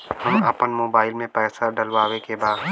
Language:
Bhojpuri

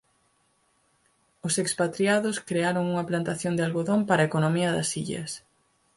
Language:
Galician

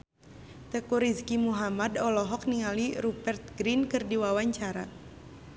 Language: Sundanese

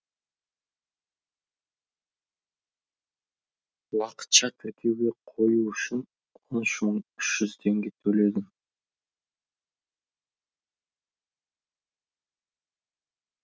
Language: Kazakh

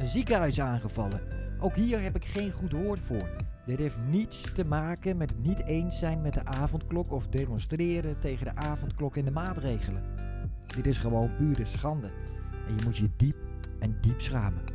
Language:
Dutch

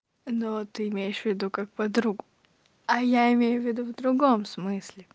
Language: Russian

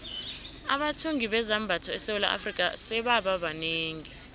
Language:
South Ndebele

